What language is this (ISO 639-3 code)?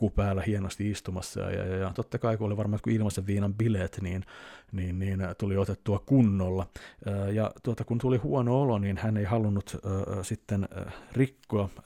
fin